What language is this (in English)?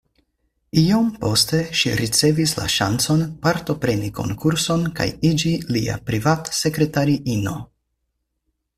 Esperanto